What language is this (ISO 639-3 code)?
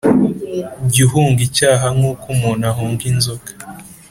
kin